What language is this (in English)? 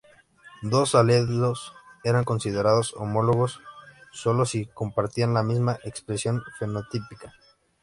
Spanish